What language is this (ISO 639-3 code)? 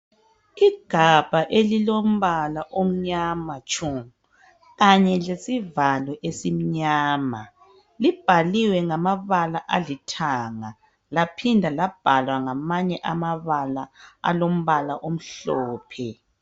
nde